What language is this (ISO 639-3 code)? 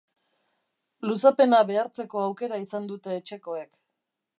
eus